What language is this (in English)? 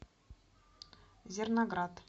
Russian